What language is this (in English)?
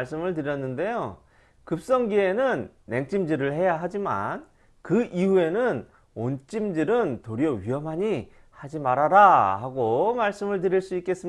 Korean